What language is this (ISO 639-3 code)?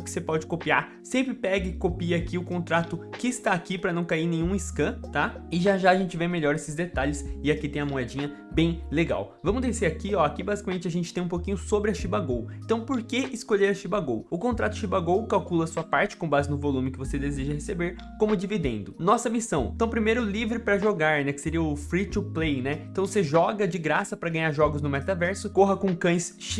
por